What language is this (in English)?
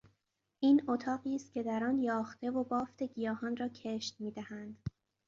Persian